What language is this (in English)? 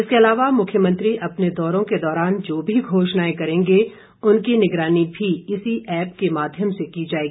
Hindi